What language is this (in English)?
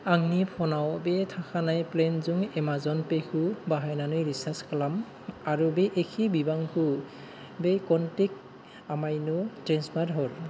Bodo